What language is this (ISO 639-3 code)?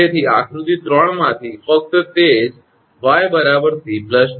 guj